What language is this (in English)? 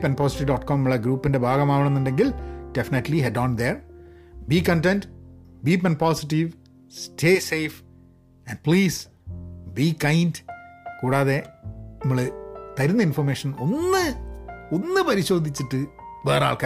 Malayalam